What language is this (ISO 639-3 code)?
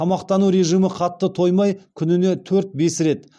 kaz